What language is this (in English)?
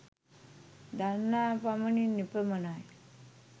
Sinhala